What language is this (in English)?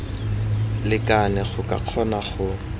Tswana